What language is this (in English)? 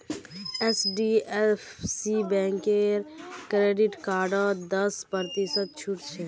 Magahi